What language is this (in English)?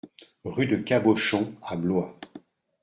French